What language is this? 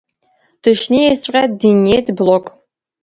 Abkhazian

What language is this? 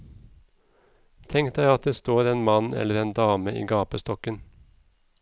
Norwegian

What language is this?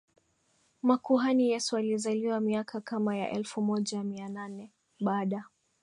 Swahili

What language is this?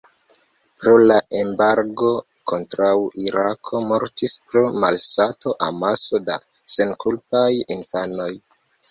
Esperanto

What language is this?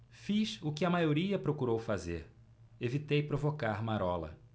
Portuguese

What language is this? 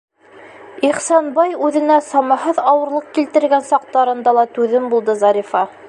Bashkir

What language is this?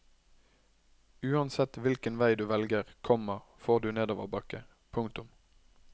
Norwegian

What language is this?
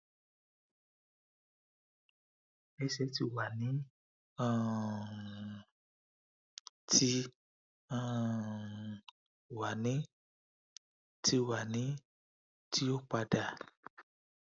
Yoruba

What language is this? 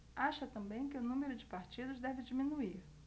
Portuguese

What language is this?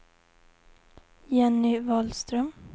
Swedish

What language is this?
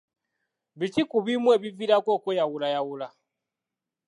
Ganda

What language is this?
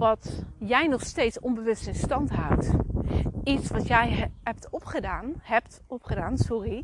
Dutch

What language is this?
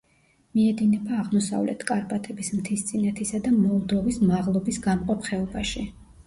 Georgian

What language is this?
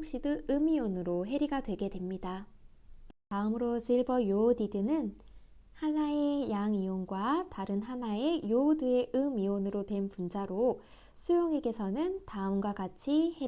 Korean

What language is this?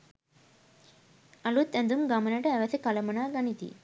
Sinhala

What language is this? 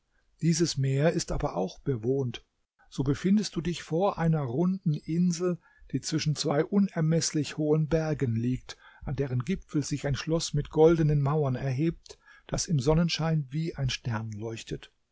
German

